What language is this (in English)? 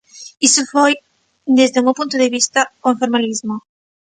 Galician